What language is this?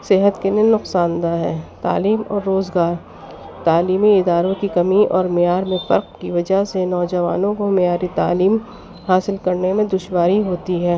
Urdu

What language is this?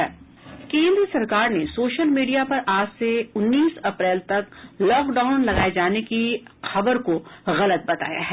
Hindi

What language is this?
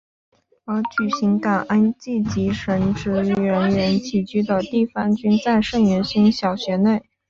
Chinese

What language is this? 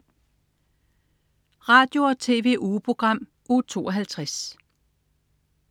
Danish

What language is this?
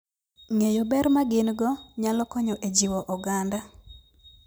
Luo (Kenya and Tanzania)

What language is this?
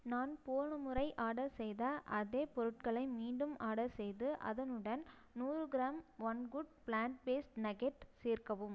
Tamil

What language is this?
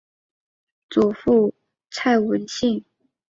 Chinese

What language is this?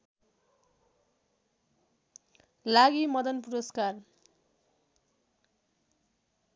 Nepali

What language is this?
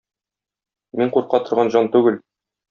Tatar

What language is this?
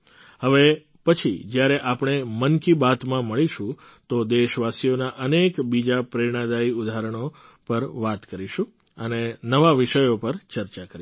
Gujarati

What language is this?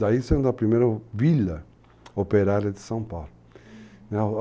Portuguese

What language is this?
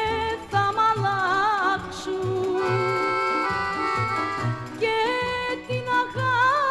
Greek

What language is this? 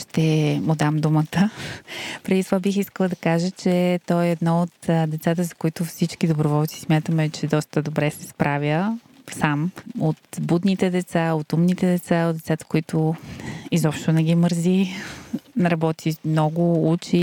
Bulgarian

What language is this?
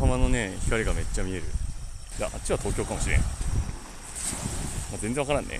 Japanese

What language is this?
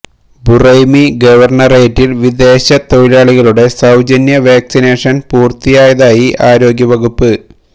Malayalam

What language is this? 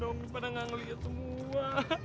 Indonesian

